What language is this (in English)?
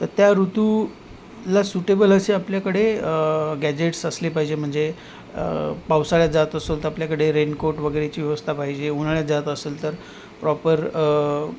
Marathi